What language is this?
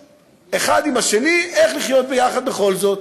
Hebrew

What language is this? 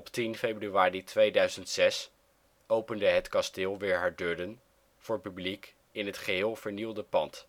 Dutch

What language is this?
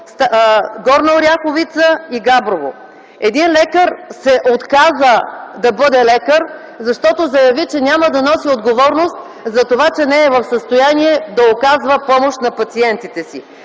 Bulgarian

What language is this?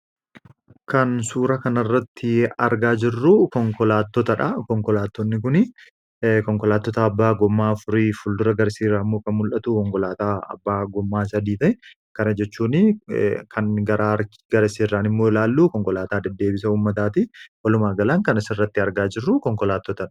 Oromo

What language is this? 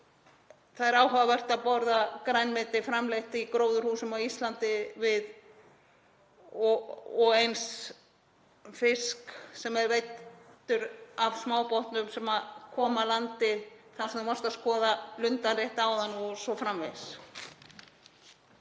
Icelandic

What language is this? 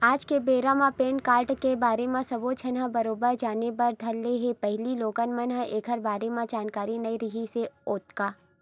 Chhattisgarhi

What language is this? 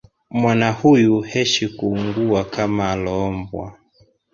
Swahili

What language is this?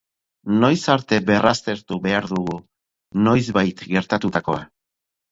Basque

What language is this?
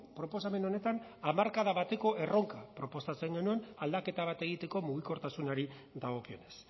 Basque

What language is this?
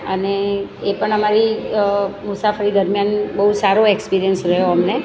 Gujarati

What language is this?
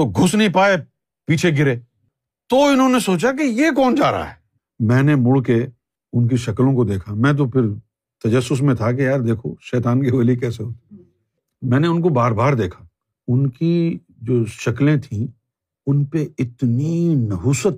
Urdu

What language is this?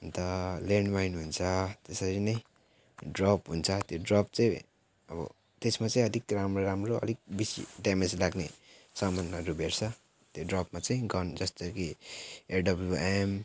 Nepali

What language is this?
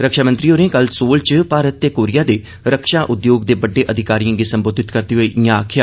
Dogri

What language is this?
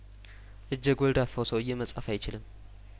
Amharic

